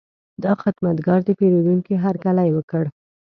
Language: Pashto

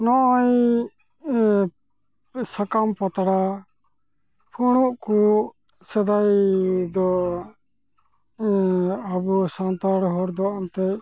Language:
Santali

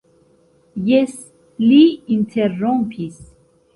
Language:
Esperanto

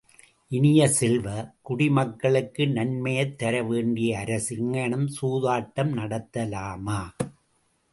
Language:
Tamil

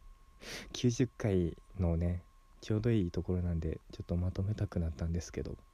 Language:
Japanese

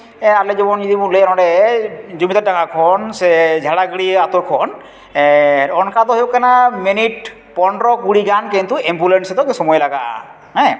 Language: Santali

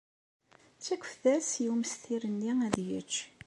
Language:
Kabyle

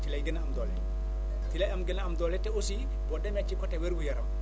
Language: Wolof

